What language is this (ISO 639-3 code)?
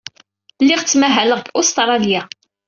kab